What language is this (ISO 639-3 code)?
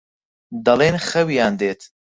ckb